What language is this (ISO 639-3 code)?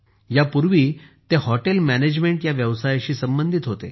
mar